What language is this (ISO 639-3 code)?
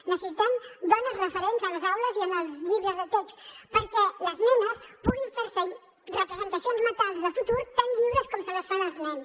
cat